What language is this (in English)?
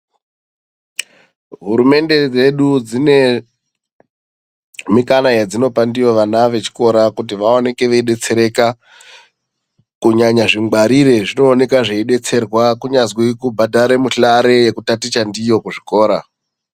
Ndau